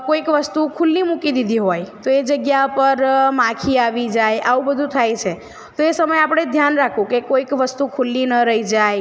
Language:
Gujarati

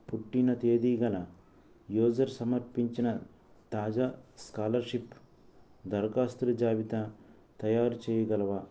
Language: Telugu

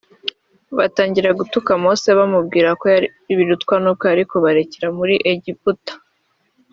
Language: Kinyarwanda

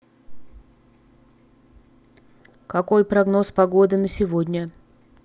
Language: Russian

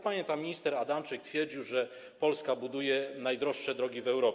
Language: Polish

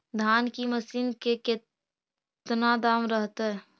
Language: Magahi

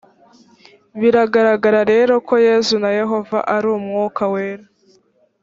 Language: Kinyarwanda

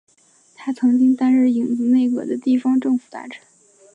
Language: Chinese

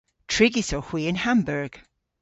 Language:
Cornish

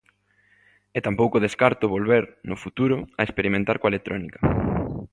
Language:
Galician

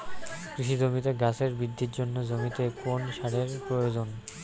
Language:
Bangla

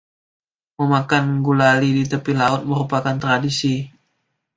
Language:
Indonesian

